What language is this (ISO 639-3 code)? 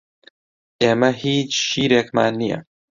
ckb